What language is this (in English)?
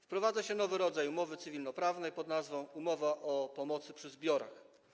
Polish